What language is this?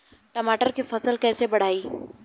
Bhojpuri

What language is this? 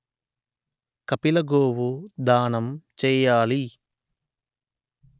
Telugu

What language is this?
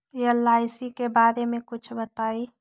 Magahi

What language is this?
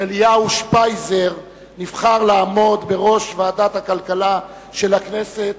Hebrew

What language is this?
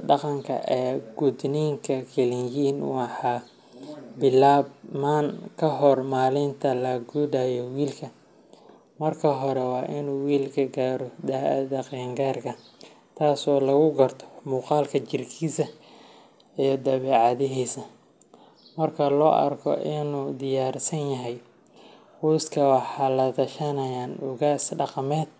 Somali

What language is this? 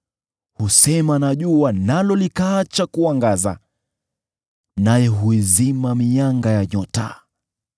Swahili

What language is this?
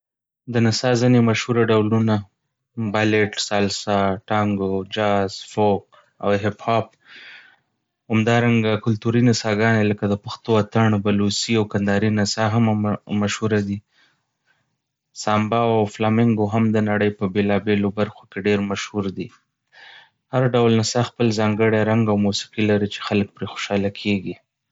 Pashto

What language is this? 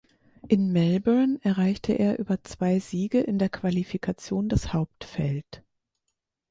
German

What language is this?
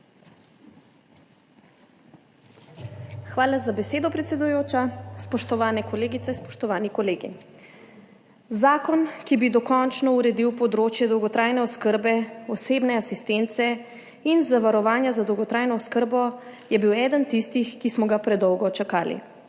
Slovenian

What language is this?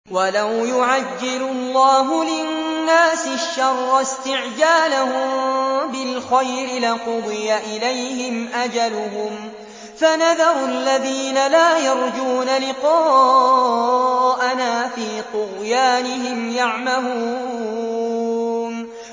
Arabic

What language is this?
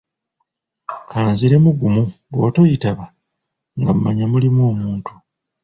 Ganda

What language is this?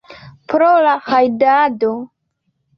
Esperanto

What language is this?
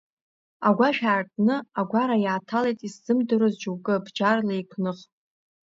Abkhazian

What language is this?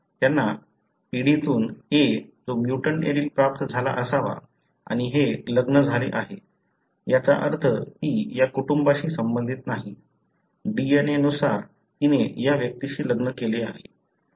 Marathi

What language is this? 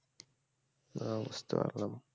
Bangla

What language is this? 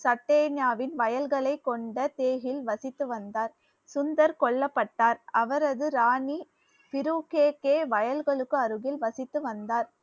Tamil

